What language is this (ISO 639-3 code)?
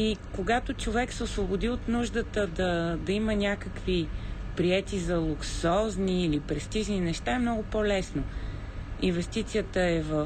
bul